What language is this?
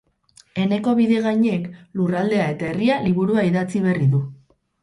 Basque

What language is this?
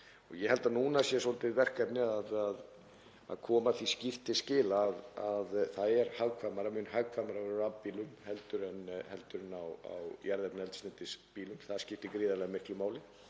Icelandic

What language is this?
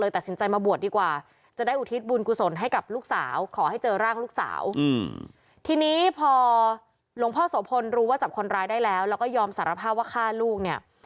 Thai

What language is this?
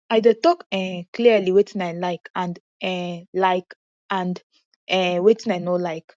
Nigerian Pidgin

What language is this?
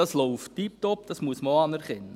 Swiss German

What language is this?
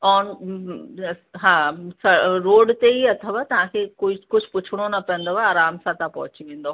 Sindhi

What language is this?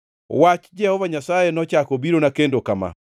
Luo (Kenya and Tanzania)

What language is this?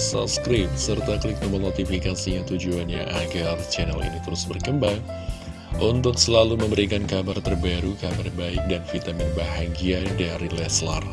Indonesian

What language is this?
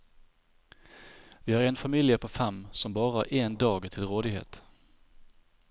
Norwegian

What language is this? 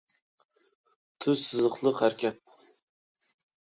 Uyghur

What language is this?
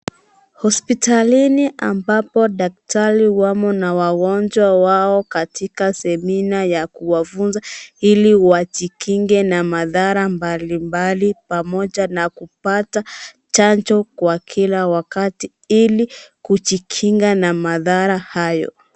Swahili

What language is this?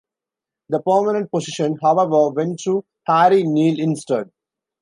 English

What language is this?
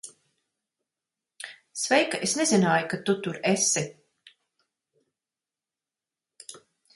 Latvian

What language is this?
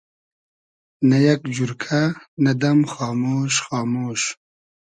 Hazaragi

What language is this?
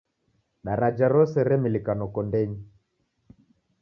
Taita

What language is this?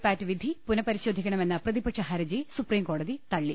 Malayalam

